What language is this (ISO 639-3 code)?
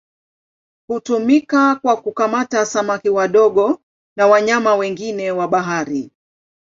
swa